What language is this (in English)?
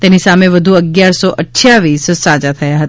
Gujarati